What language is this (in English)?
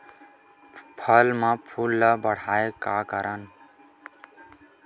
Chhattisgarhi